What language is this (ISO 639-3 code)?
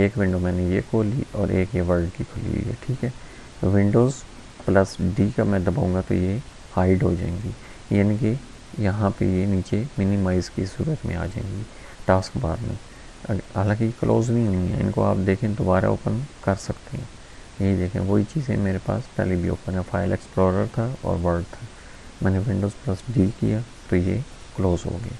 urd